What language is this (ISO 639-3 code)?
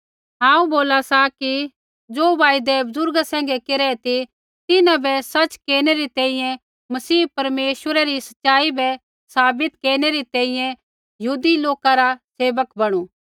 kfx